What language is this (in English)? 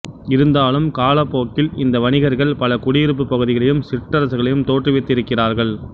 Tamil